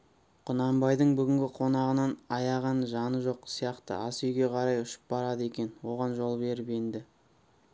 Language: Kazakh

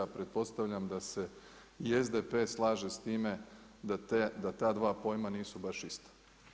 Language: Croatian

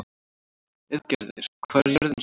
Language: Icelandic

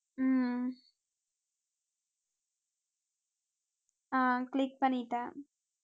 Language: Tamil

